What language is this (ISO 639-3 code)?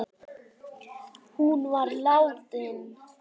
isl